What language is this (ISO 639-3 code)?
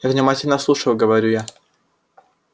rus